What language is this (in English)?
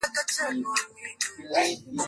Swahili